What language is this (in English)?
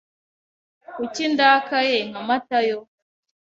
Kinyarwanda